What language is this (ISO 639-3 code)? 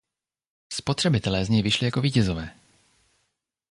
ces